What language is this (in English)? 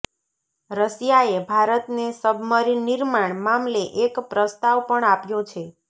Gujarati